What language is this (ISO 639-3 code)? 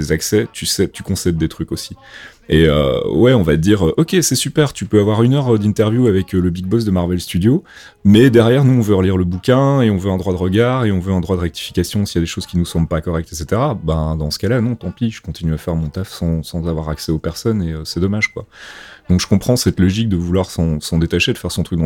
fra